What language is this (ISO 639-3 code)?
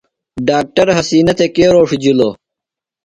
phl